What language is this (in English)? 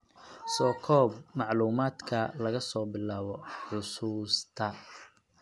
Somali